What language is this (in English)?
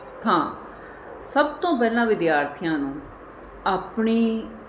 Punjabi